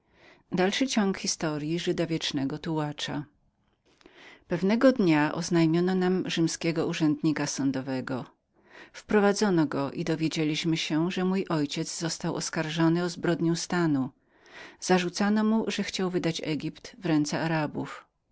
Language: Polish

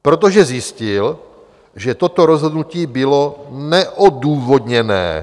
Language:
Czech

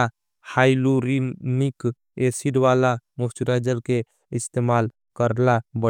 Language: Angika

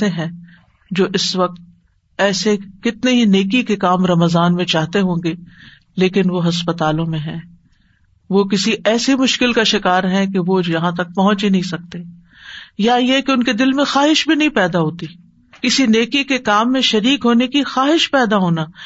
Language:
Urdu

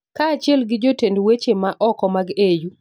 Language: Luo (Kenya and Tanzania)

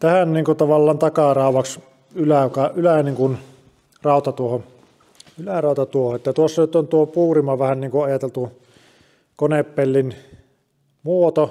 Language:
Finnish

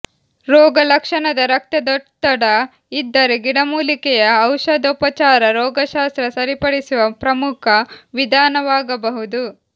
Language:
Kannada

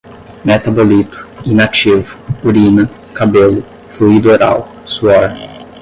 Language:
Portuguese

